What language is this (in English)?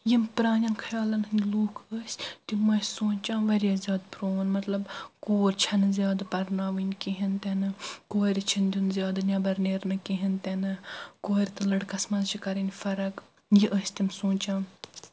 Kashmiri